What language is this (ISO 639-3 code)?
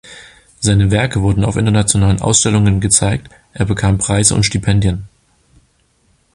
deu